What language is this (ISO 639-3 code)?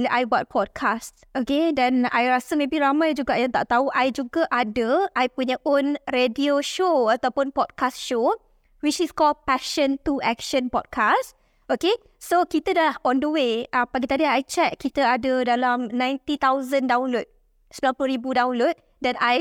msa